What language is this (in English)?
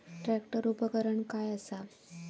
Marathi